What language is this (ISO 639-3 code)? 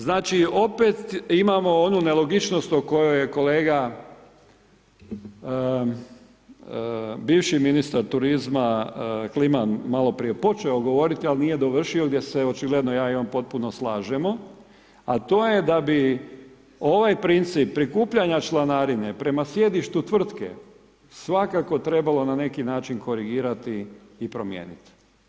hrv